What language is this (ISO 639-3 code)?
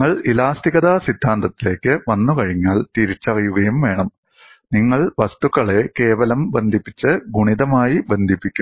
mal